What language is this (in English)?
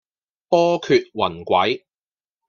Cantonese